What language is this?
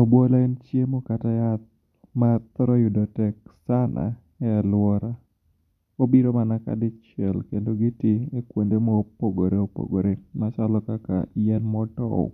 Luo (Kenya and Tanzania)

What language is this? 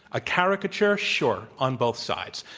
English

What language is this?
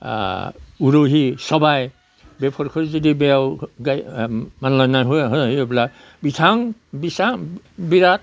Bodo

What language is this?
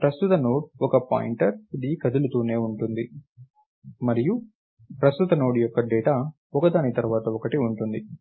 Telugu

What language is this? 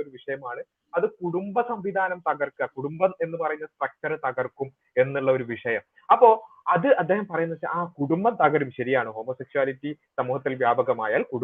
Malayalam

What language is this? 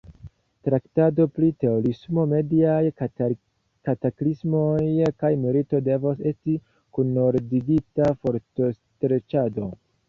Esperanto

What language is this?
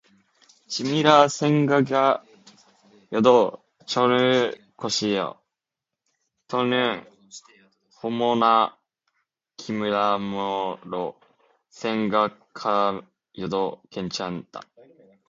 Korean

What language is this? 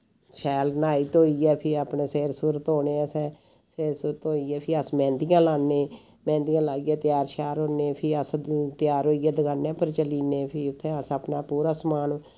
Dogri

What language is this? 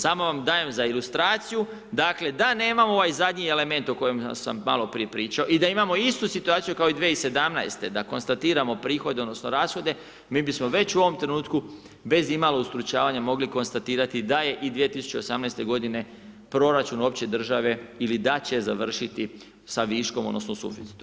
Croatian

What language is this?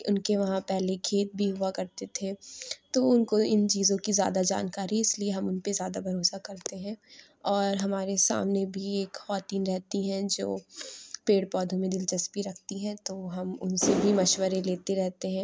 Urdu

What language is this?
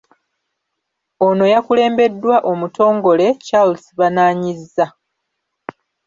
Ganda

